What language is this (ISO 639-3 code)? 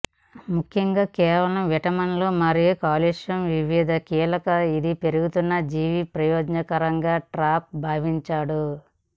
tel